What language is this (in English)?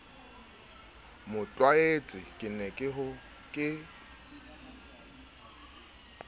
Southern Sotho